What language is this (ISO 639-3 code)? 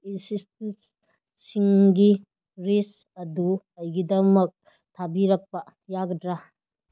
mni